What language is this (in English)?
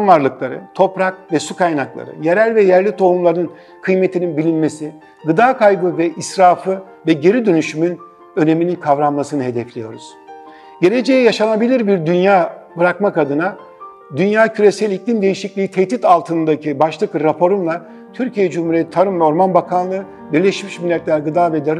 Turkish